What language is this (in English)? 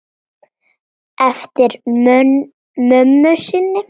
Icelandic